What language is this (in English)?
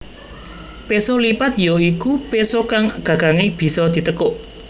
Javanese